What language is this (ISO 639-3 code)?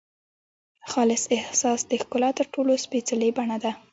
pus